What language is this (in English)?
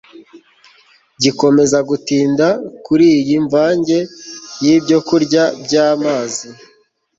Kinyarwanda